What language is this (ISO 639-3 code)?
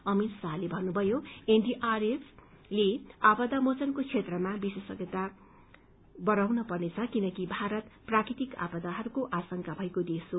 nep